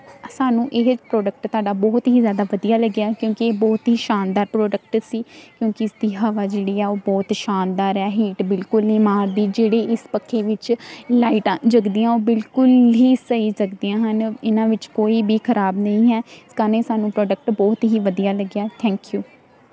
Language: Punjabi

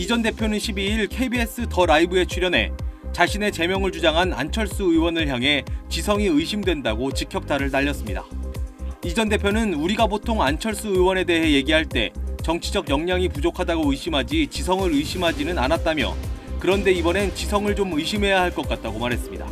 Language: Korean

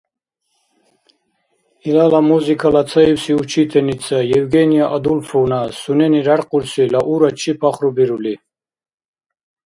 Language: Dargwa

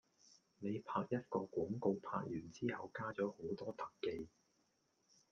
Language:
Cantonese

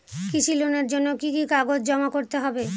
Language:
Bangla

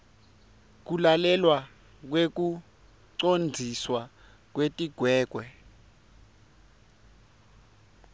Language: Swati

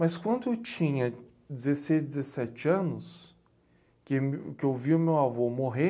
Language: Portuguese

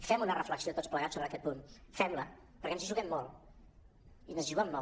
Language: Catalan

